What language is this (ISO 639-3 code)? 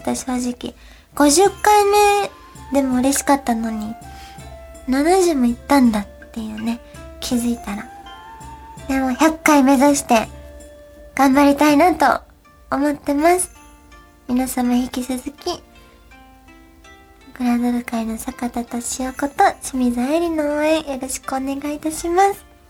jpn